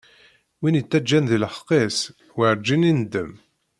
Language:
Kabyle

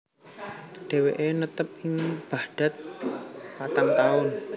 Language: Javanese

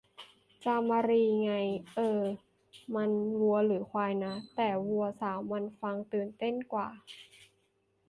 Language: Thai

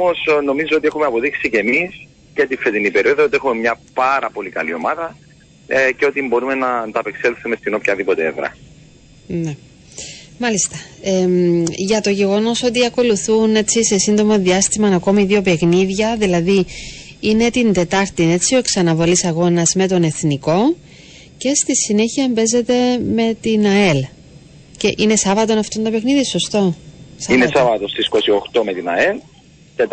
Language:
Greek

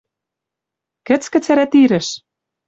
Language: Western Mari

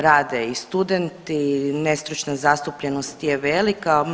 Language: Croatian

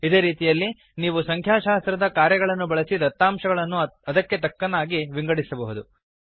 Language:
Kannada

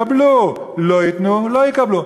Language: Hebrew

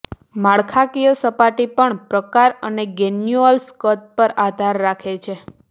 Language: Gujarati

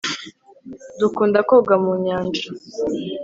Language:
Kinyarwanda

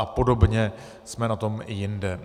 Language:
Czech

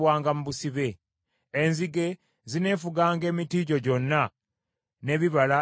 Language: Ganda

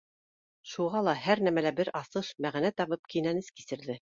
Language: Bashkir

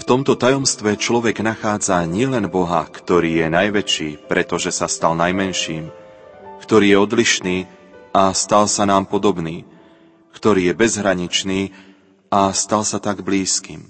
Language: Slovak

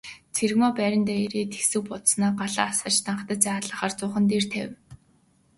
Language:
Mongolian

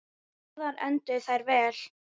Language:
Icelandic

